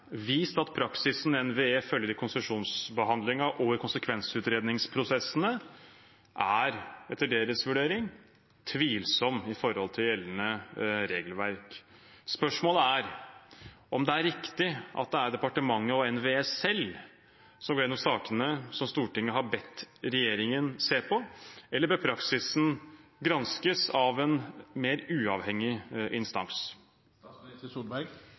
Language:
Norwegian Bokmål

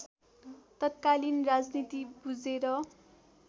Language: Nepali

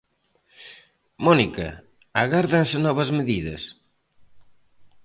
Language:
Galician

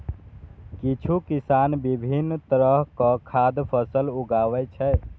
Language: Maithili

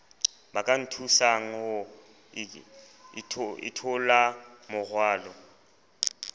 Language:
Southern Sotho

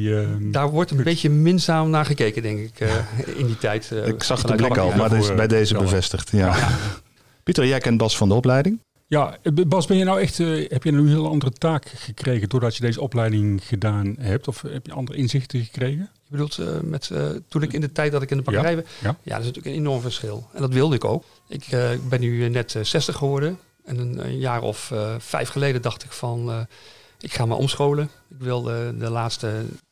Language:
Dutch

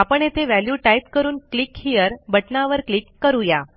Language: Marathi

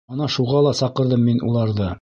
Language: Bashkir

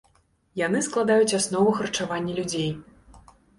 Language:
Belarusian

